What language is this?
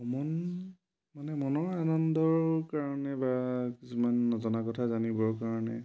Assamese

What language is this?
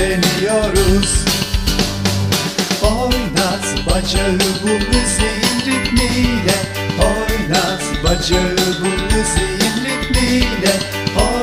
Dutch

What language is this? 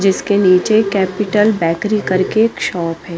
Hindi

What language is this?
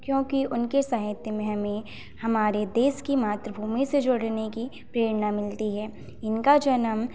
Hindi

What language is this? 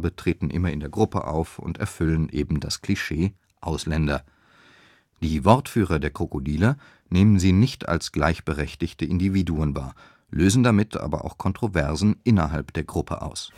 German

